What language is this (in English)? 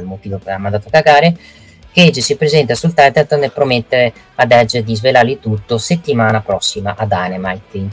Italian